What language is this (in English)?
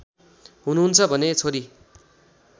Nepali